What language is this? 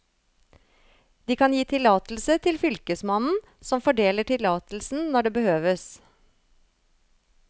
Norwegian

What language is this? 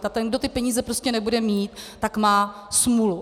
Czech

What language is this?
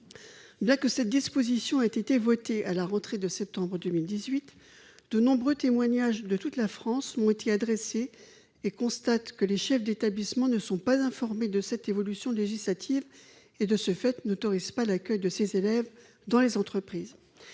French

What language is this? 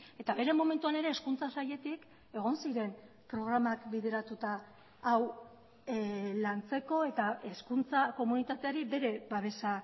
Basque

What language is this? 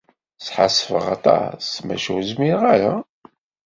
Kabyle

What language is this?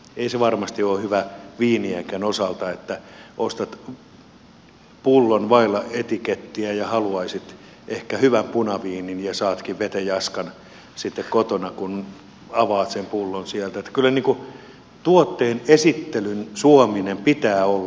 Finnish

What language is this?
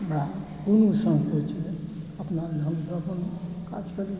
Maithili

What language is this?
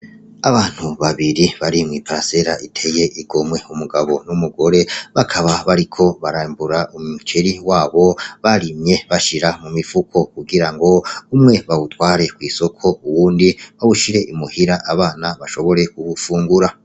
Rundi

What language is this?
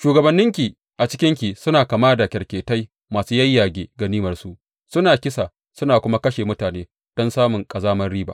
Hausa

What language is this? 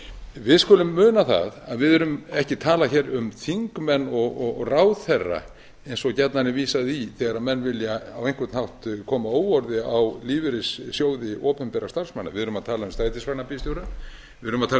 Icelandic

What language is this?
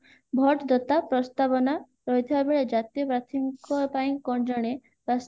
Odia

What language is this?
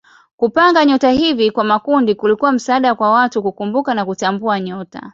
Swahili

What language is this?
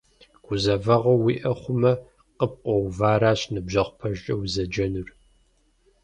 Kabardian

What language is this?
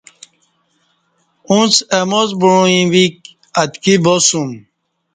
Kati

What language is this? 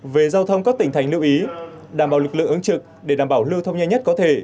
Vietnamese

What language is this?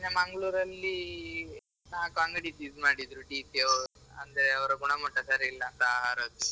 Kannada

